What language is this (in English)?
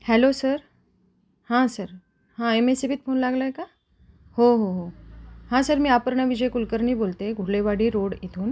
Marathi